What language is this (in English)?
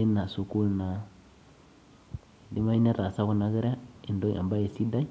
Masai